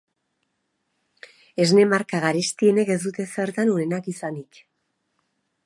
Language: Basque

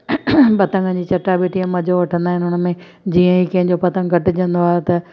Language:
Sindhi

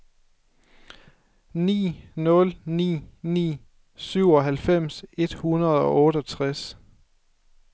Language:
Danish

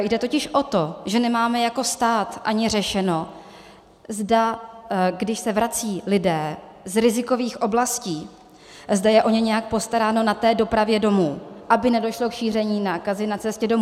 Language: Czech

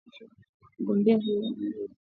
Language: Swahili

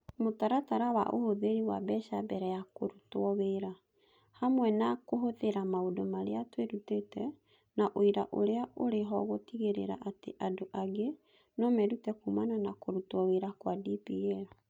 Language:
Kikuyu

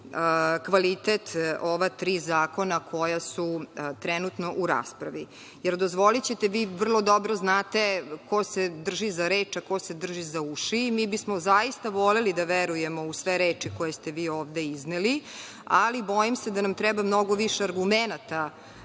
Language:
Serbian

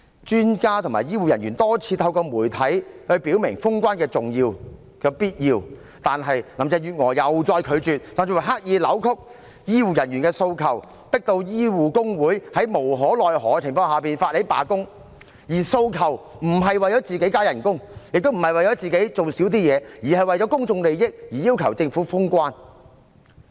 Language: Cantonese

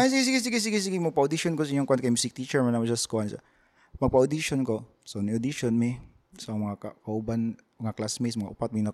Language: Filipino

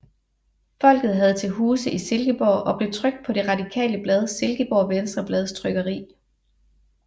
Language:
Danish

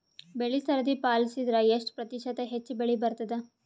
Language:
Kannada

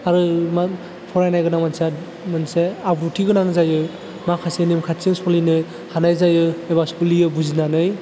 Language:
Bodo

